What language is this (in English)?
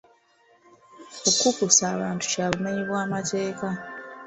Ganda